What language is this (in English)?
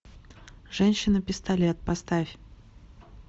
Russian